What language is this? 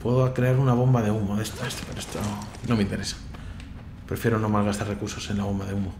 Spanish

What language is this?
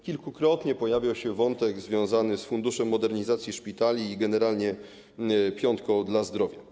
Polish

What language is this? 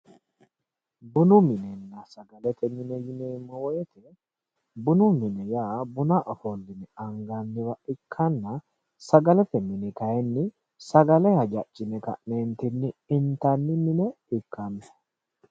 Sidamo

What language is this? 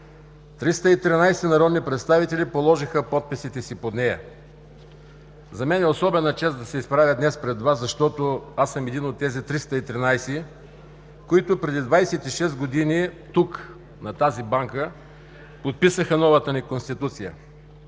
Bulgarian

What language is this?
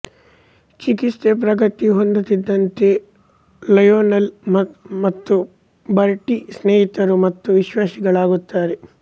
Kannada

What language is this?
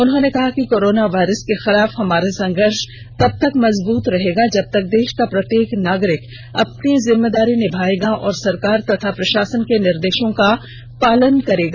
Hindi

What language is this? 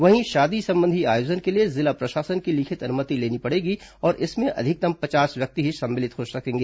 Hindi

